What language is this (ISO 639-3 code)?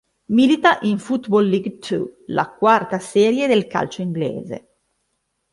ita